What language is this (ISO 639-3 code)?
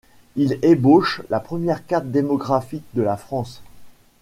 fra